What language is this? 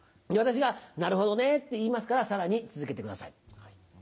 Japanese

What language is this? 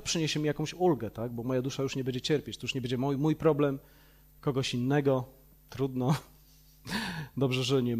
Polish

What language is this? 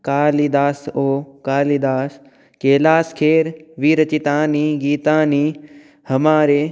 Sanskrit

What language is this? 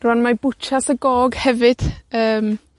Welsh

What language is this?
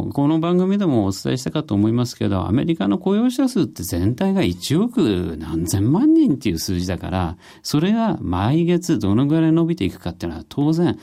Japanese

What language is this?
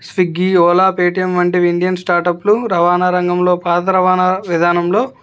Telugu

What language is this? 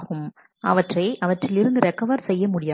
Tamil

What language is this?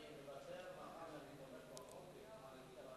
Hebrew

